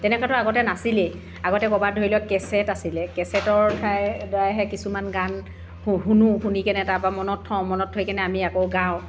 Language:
Assamese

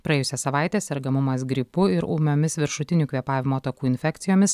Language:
Lithuanian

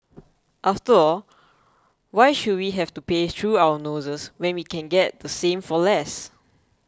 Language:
English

